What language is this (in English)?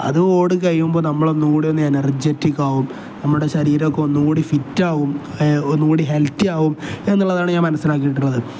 Malayalam